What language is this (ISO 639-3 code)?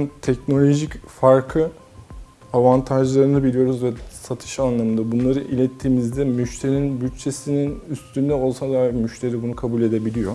tur